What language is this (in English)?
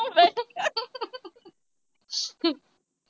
Punjabi